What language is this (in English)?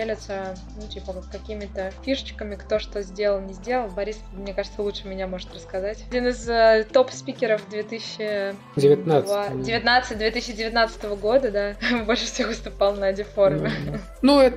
Russian